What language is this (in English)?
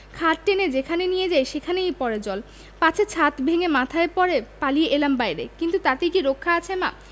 Bangla